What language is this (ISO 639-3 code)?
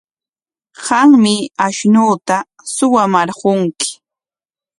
qwa